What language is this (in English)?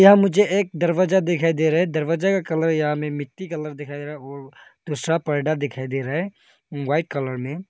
Hindi